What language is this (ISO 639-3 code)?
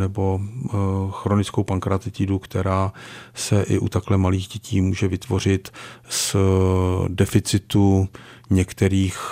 ces